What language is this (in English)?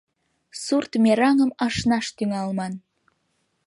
Mari